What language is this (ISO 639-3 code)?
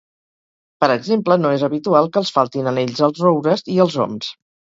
cat